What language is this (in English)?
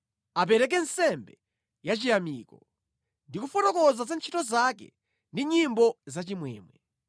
Nyanja